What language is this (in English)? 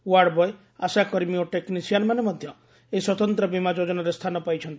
Odia